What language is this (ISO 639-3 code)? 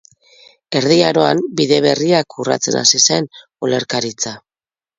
eus